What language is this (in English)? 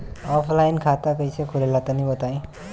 Bhojpuri